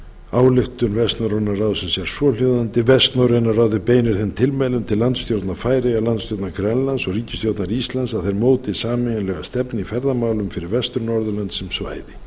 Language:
Icelandic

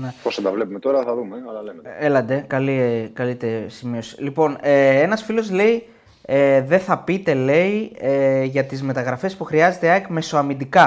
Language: Greek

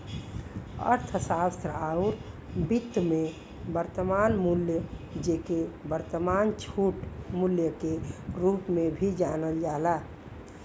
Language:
Bhojpuri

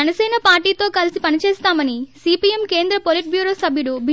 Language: Telugu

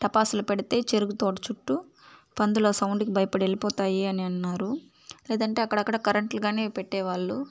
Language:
Telugu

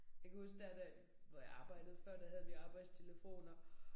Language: Danish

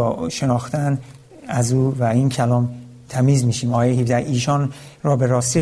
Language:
Persian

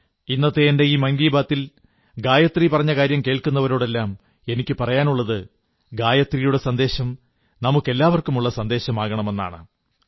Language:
Malayalam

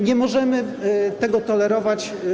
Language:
Polish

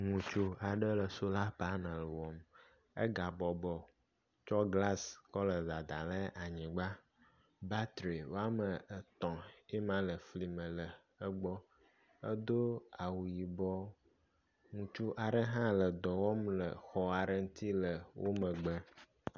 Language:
Ewe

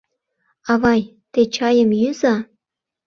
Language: Mari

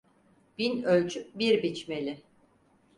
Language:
Turkish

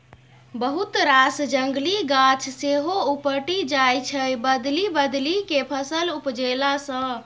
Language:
Maithili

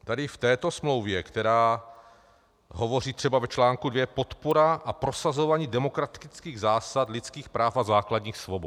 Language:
Czech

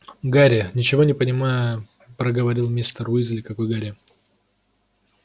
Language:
Russian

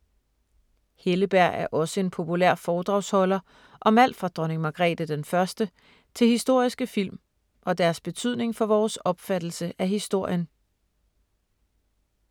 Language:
Danish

